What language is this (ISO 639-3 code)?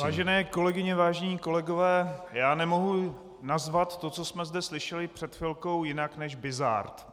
ces